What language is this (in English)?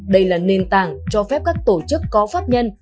Vietnamese